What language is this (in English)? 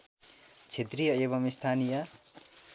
Nepali